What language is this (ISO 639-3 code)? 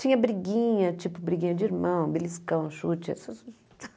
por